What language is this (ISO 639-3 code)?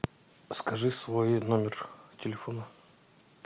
rus